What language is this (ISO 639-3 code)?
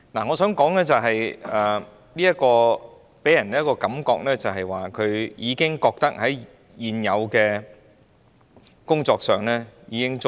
yue